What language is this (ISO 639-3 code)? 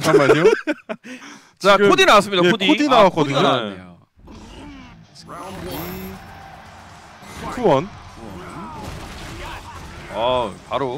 kor